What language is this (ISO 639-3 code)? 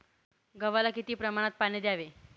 mar